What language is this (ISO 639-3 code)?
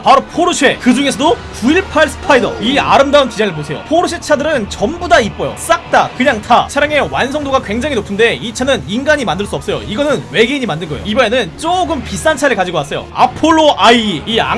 kor